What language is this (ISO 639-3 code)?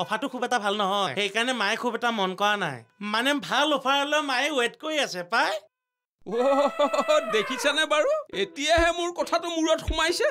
ben